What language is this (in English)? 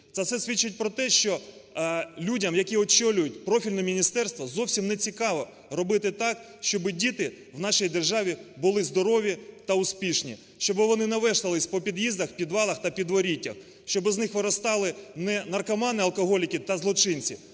Ukrainian